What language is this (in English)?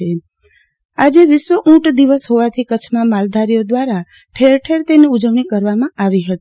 Gujarati